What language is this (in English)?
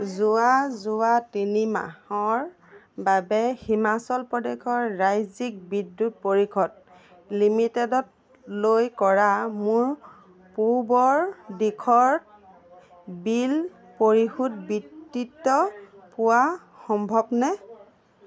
Assamese